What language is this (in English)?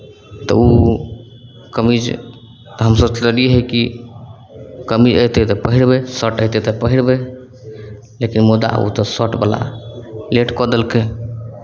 Maithili